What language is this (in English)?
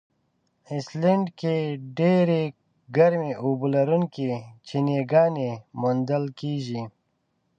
Pashto